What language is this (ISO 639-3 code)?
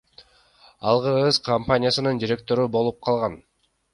kir